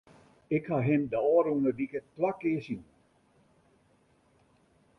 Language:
Western Frisian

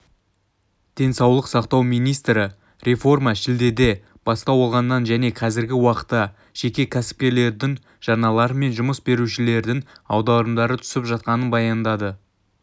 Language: Kazakh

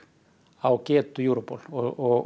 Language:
Icelandic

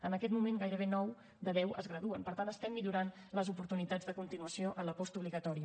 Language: Catalan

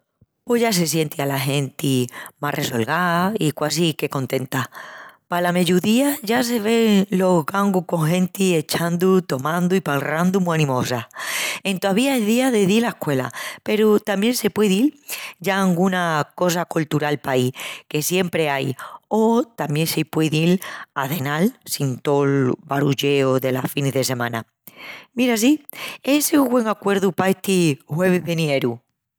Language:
Extremaduran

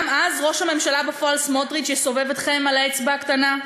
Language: Hebrew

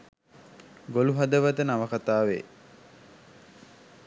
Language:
Sinhala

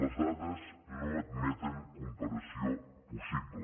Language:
Catalan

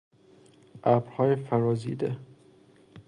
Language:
Persian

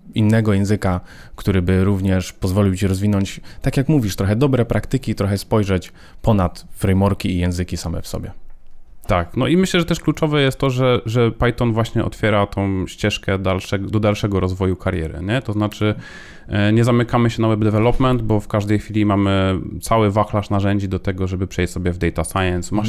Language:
Polish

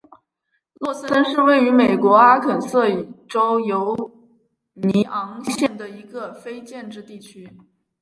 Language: Chinese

